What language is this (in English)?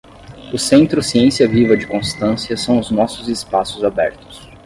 Portuguese